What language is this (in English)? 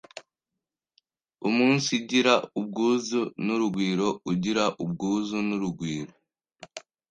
Kinyarwanda